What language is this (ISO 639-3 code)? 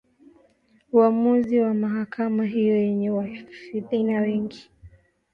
swa